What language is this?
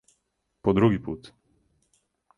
Serbian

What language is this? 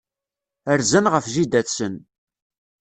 Kabyle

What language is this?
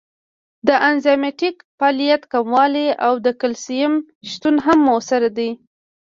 Pashto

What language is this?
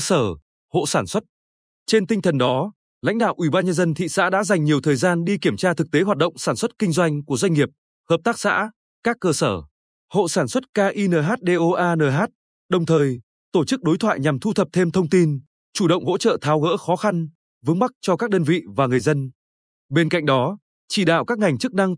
Vietnamese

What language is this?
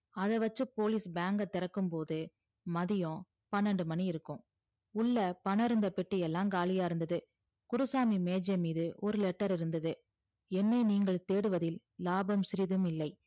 Tamil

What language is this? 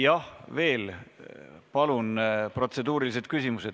Estonian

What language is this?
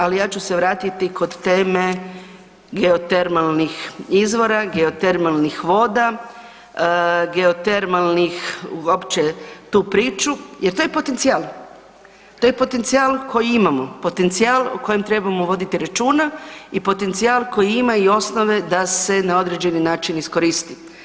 Croatian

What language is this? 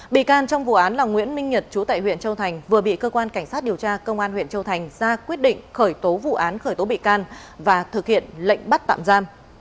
Vietnamese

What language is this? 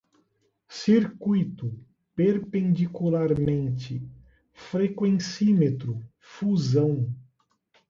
Portuguese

